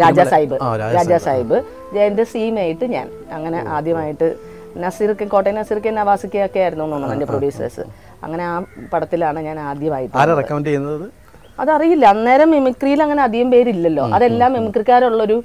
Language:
Malayalam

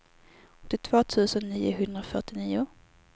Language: Swedish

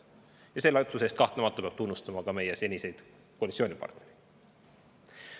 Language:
Estonian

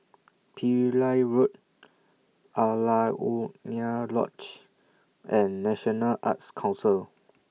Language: English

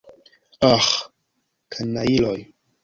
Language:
Esperanto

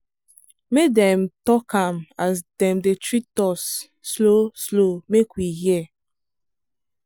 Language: Nigerian Pidgin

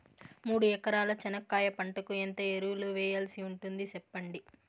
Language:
Telugu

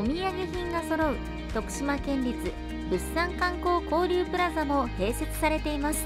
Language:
Japanese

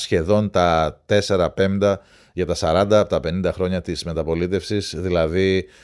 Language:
Greek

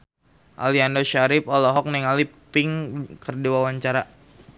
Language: Sundanese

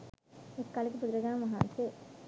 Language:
Sinhala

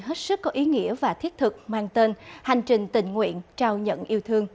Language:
Vietnamese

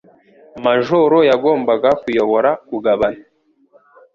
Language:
Kinyarwanda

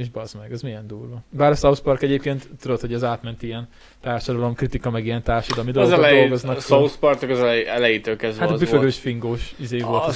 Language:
Hungarian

